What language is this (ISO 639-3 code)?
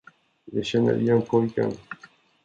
swe